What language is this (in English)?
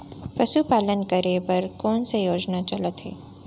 Chhattisgarhi